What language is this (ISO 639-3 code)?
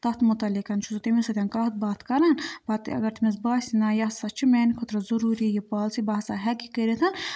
kas